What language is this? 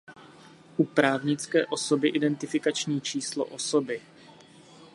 Czech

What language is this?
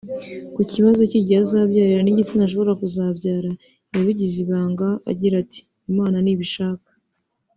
Kinyarwanda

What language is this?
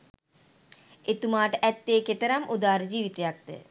Sinhala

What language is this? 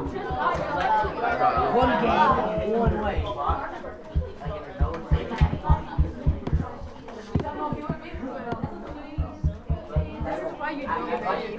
English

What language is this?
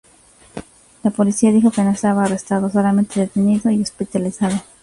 Spanish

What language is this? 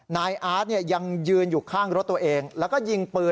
Thai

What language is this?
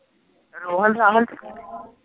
Punjabi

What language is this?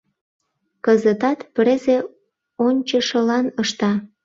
Mari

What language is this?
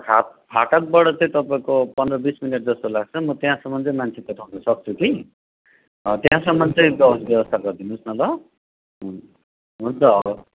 Nepali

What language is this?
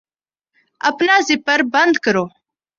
Urdu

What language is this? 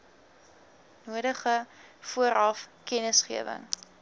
Afrikaans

